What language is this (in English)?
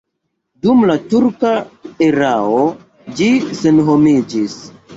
Esperanto